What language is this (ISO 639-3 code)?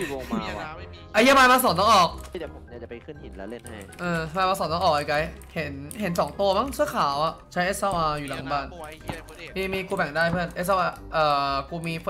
tha